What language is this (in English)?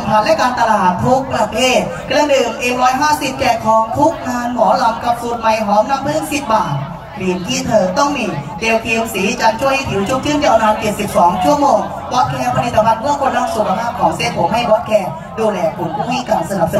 Thai